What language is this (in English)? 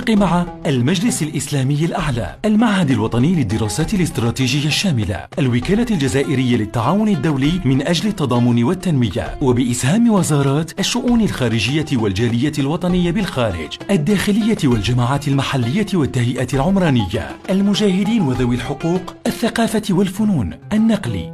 Arabic